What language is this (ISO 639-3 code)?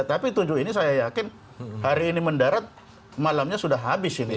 ind